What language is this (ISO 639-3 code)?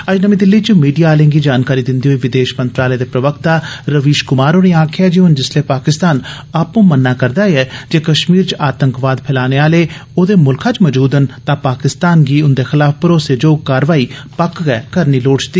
doi